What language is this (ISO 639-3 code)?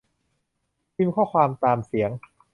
tha